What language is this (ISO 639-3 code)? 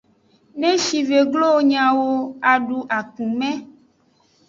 ajg